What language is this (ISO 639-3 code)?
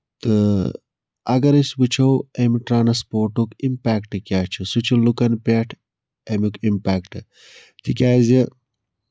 kas